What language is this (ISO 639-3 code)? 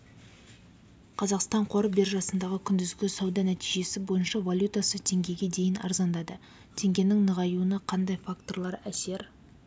kaz